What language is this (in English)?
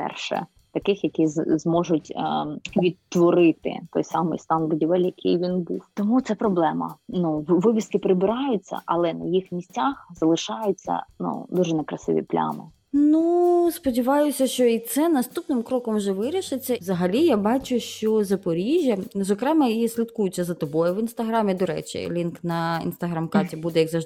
Ukrainian